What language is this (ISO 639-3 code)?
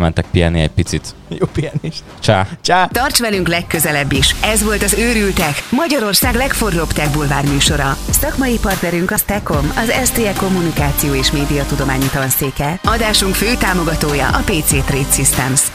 hun